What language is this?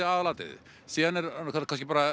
Icelandic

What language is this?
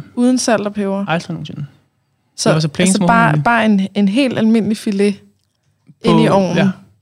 Danish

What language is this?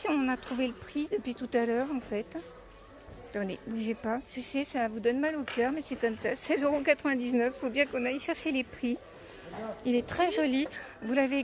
French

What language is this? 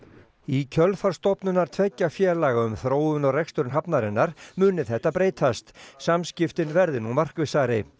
Icelandic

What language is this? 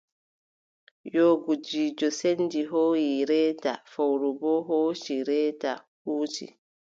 Adamawa Fulfulde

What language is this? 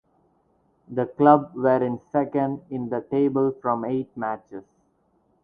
English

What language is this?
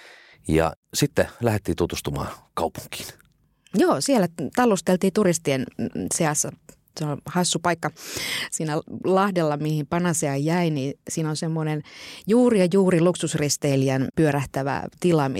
Finnish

